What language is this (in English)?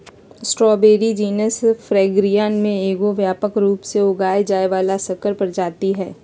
Magahi